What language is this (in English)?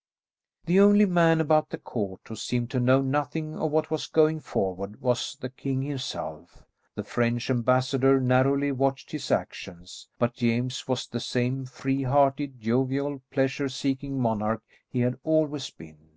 English